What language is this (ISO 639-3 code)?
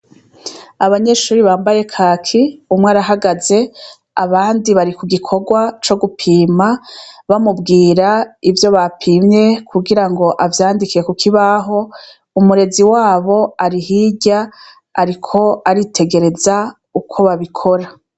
run